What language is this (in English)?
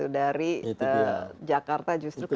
Indonesian